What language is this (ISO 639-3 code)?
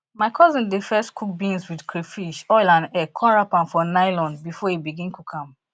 pcm